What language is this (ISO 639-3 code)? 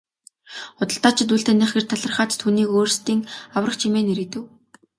mon